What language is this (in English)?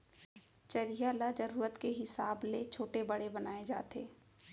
Chhattisgarhi